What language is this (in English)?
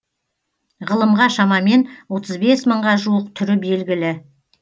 Kazakh